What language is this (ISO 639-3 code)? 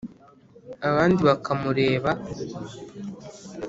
kin